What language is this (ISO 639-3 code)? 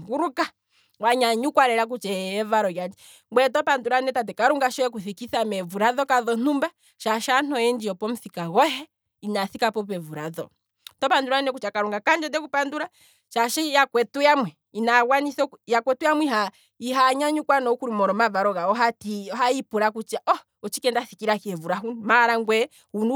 kwm